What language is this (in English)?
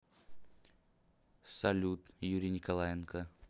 Russian